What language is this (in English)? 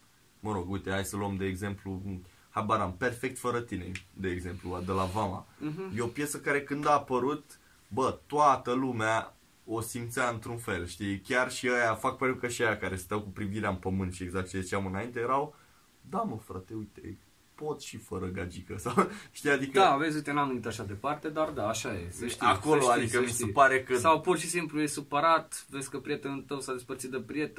Romanian